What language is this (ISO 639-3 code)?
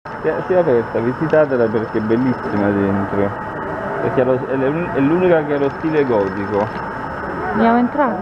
ita